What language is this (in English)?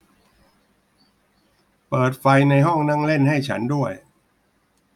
Thai